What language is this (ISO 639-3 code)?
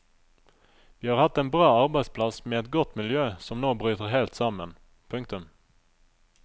nor